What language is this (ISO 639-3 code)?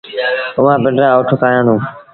sbn